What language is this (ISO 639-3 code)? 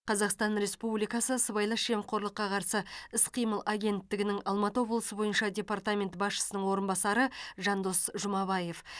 kaz